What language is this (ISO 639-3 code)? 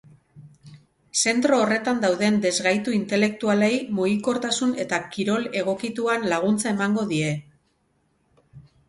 eus